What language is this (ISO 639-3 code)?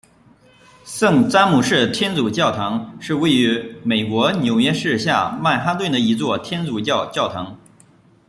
zho